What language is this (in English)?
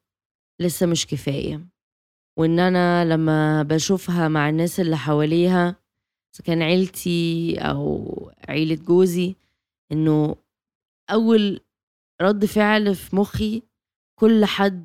Arabic